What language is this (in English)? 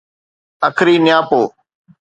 Sindhi